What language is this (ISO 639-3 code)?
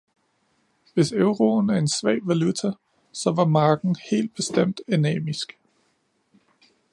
dan